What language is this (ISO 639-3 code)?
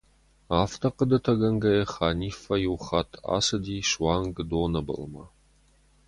oss